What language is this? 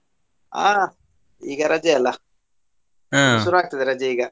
Kannada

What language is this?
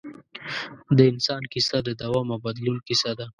Pashto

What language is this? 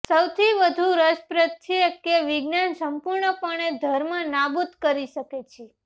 Gujarati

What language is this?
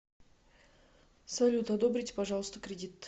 Russian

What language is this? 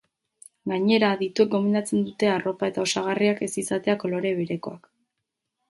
Basque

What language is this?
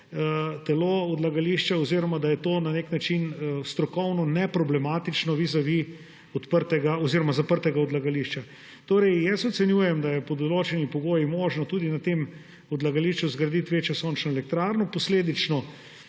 Slovenian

